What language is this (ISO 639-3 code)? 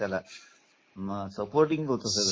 mar